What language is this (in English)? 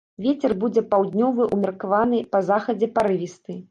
Belarusian